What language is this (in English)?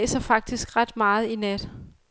Danish